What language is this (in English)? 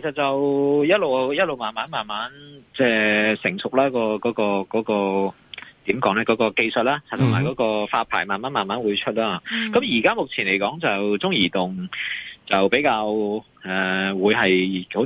Chinese